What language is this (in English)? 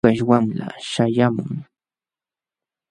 Jauja Wanca Quechua